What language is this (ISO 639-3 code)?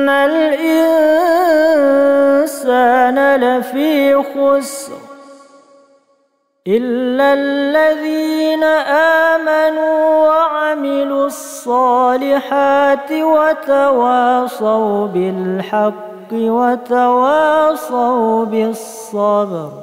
ara